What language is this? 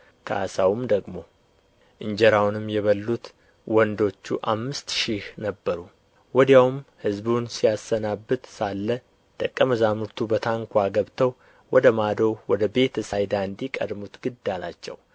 Amharic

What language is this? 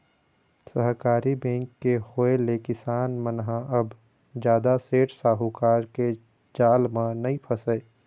Chhattisgarhi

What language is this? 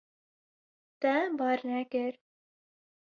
Kurdish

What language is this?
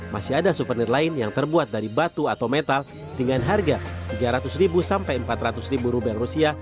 Indonesian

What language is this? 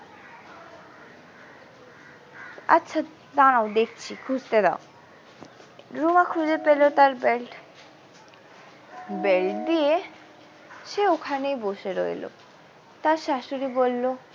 Bangla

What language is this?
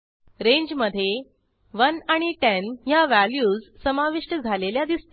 Marathi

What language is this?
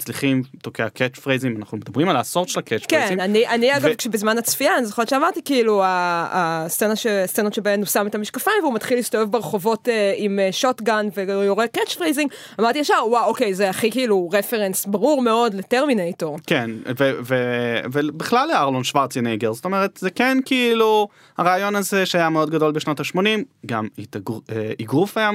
Hebrew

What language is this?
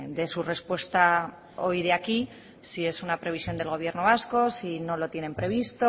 Spanish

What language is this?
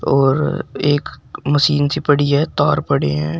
Hindi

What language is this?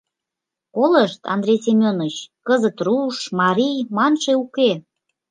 Mari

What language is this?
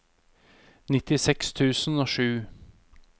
Norwegian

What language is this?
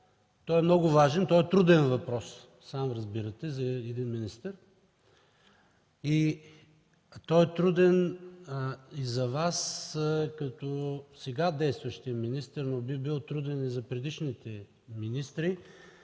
Bulgarian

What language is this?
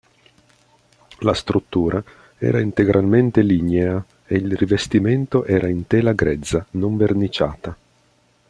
Italian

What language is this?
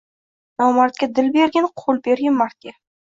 Uzbek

